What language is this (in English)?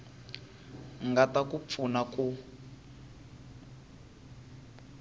Tsonga